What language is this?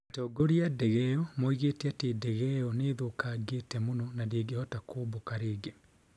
Kikuyu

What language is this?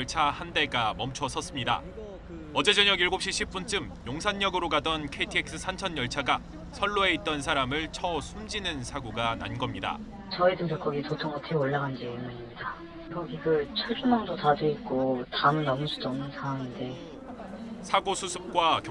Korean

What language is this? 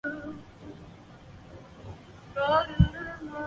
Chinese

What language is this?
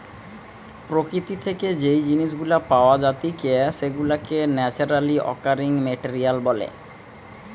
Bangla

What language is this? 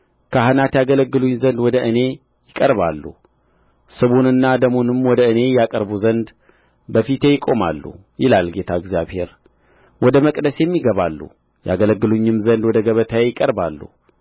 Amharic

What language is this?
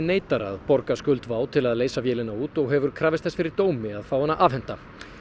Icelandic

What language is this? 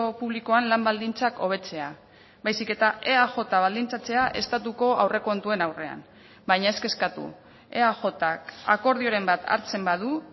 Basque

